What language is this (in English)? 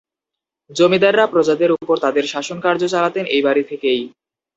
Bangla